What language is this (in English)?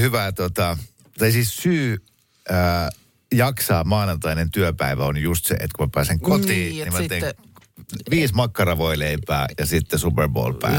Finnish